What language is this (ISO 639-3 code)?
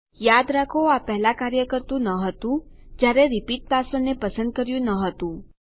guj